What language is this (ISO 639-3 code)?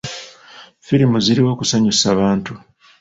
lug